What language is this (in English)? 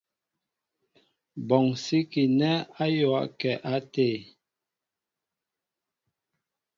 Mbo (Cameroon)